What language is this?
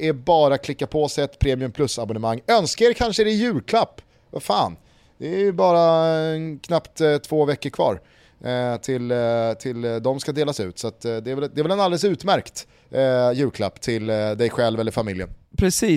Swedish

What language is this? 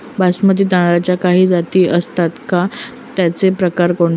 Marathi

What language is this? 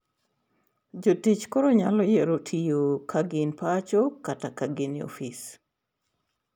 Luo (Kenya and Tanzania)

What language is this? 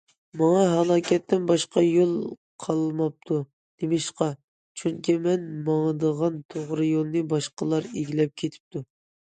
Uyghur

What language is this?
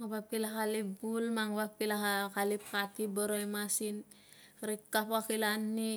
Tungag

